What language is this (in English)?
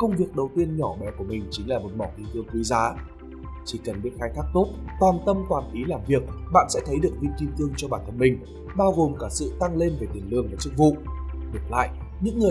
Vietnamese